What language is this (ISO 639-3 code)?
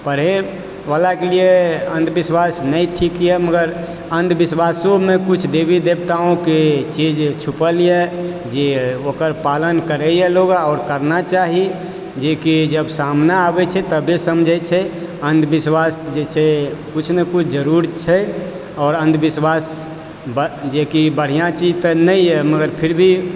mai